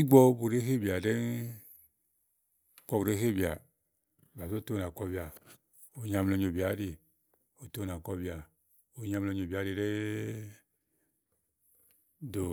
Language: Igo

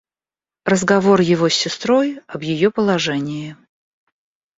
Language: Russian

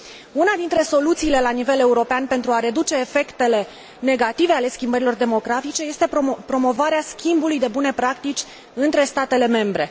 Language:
Romanian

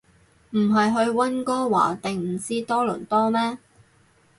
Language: Cantonese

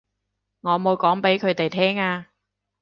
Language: Cantonese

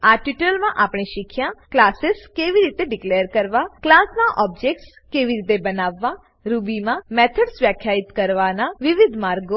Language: Gujarati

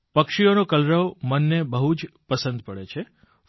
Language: Gujarati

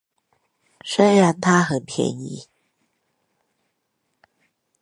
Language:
Chinese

